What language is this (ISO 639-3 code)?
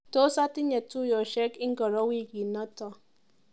kln